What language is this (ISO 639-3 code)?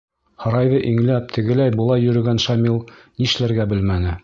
bak